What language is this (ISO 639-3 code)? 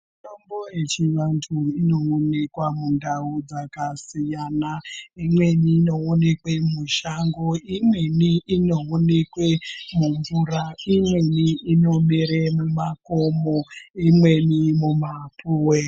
ndc